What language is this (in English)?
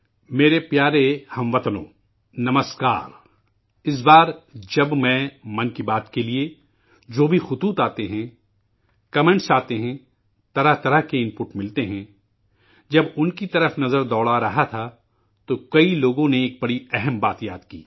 Urdu